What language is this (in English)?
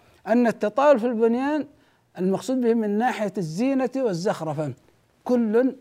Arabic